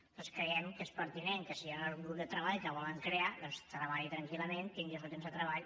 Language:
Catalan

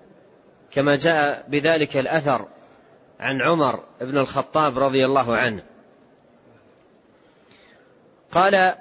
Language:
Arabic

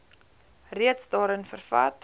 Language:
Afrikaans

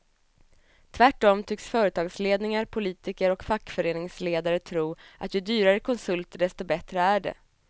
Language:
Swedish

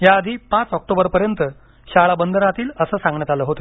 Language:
Marathi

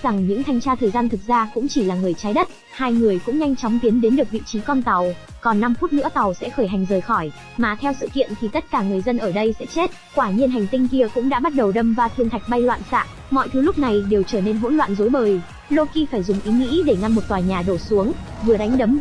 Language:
Vietnamese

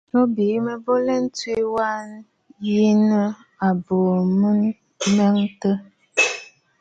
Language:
Bafut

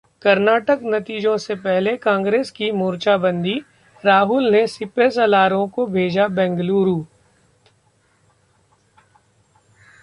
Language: Hindi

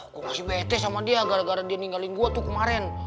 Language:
Indonesian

